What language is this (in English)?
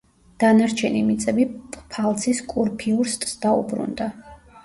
Georgian